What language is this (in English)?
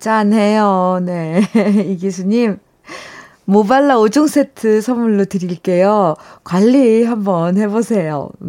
Korean